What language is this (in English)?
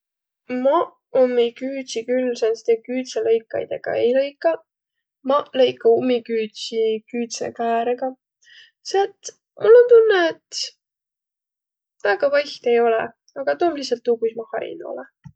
Võro